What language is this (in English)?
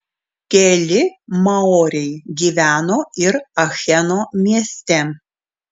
Lithuanian